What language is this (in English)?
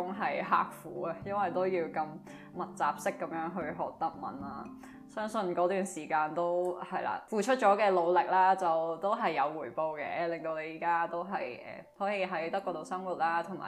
Chinese